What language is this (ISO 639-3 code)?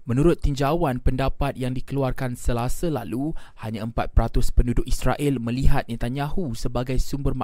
msa